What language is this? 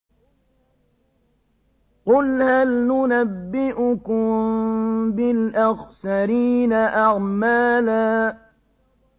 Arabic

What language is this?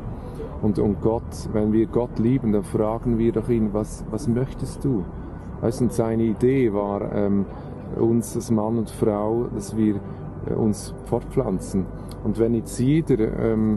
German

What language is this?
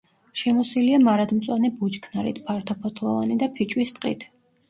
Georgian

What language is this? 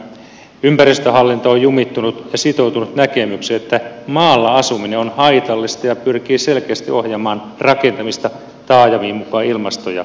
Finnish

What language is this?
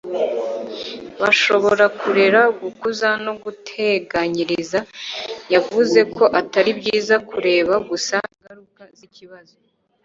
Kinyarwanda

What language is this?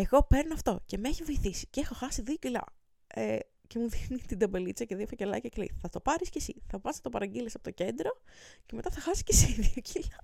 Greek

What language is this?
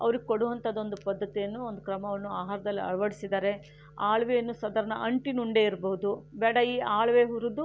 Kannada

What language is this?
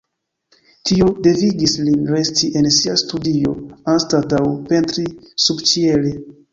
Esperanto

